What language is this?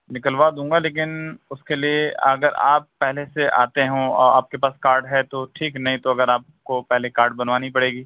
Urdu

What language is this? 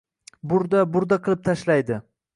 Uzbek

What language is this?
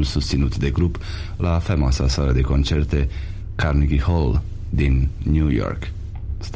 Romanian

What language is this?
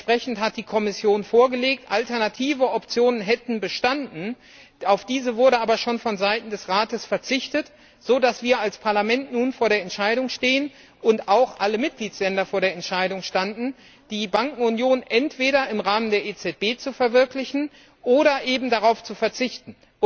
German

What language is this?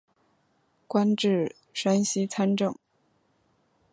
Chinese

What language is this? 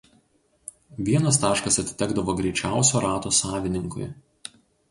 Lithuanian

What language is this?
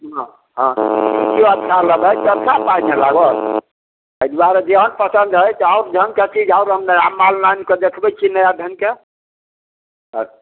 Maithili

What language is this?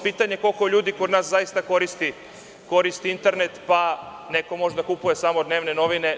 Serbian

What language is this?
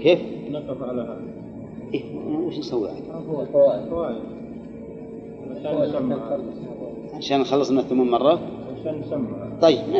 Arabic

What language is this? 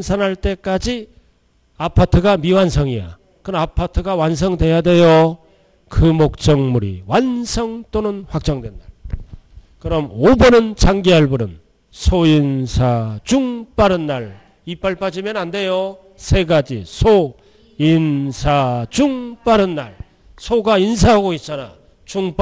Korean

